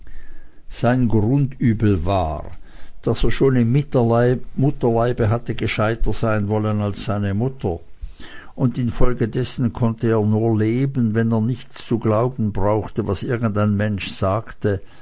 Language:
German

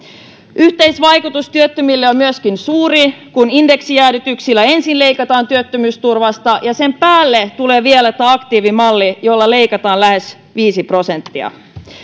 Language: Finnish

